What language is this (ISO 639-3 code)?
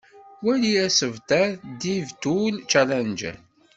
kab